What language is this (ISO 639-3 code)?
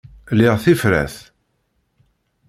kab